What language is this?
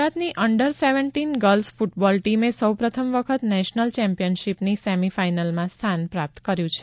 Gujarati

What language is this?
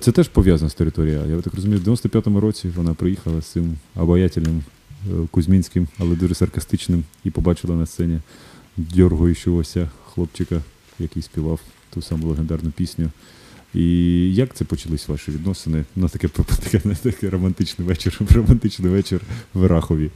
Ukrainian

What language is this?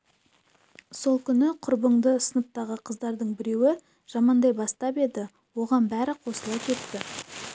Kazakh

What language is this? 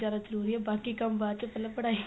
Punjabi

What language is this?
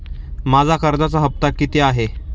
Marathi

